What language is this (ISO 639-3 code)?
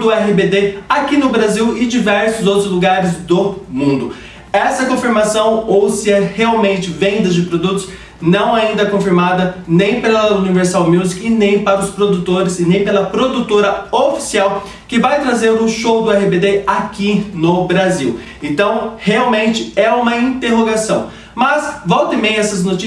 por